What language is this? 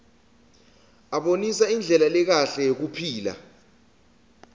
Swati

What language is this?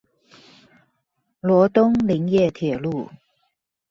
Chinese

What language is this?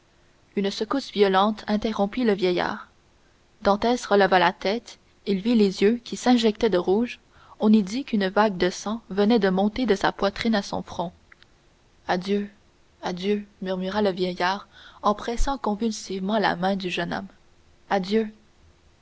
French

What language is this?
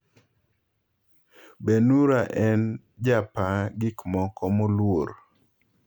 Luo (Kenya and Tanzania)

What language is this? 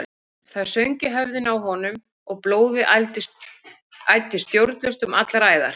Icelandic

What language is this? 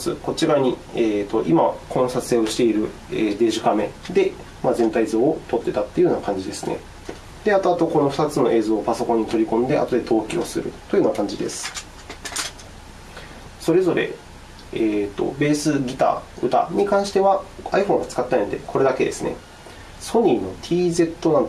Japanese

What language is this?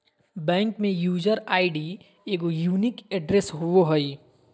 Magahi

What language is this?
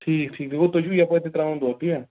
Kashmiri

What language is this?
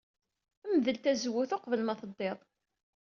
Kabyle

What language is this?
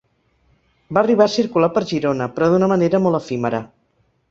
Catalan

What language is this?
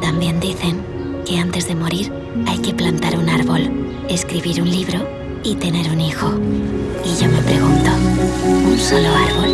Spanish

